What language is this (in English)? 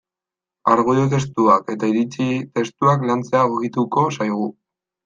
Basque